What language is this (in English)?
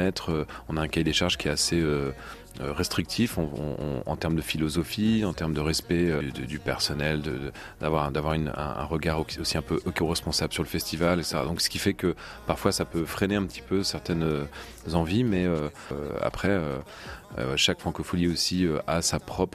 French